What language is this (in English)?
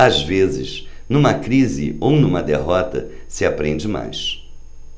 Portuguese